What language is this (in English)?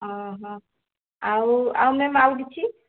Odia